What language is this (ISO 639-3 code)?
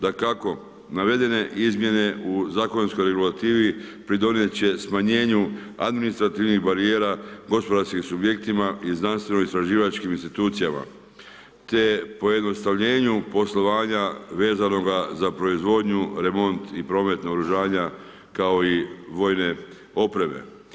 hrv